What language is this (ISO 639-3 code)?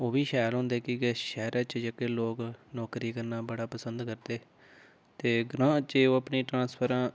doi